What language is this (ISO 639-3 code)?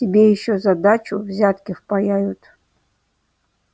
rus